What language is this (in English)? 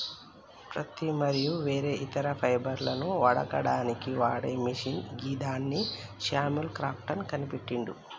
Telugu